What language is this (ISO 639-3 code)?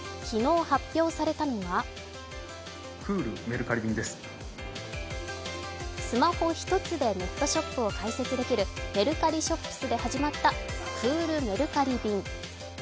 jpn